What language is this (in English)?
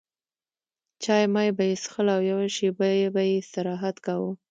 Pashto